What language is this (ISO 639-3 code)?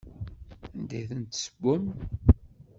kab